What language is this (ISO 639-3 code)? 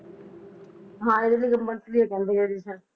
pan